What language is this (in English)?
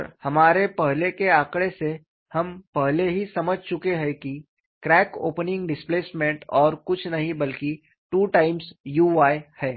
Hindi